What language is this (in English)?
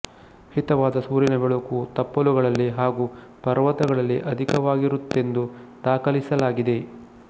Kannada